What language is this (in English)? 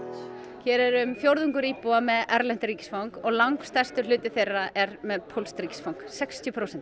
Icelandic